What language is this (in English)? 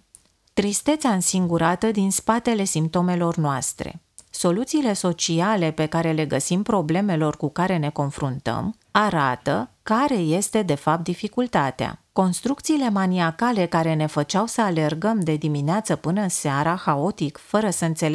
Romanian